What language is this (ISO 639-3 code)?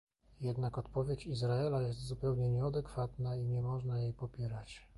pol